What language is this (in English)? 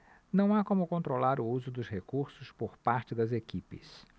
Portuguese